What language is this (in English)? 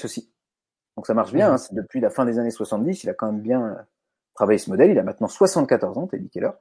French